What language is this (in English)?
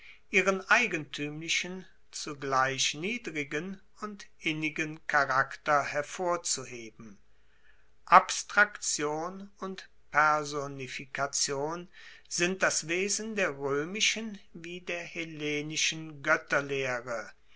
German